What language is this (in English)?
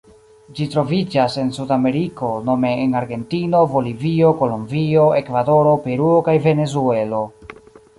Esperanto